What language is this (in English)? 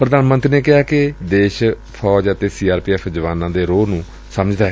Punjabi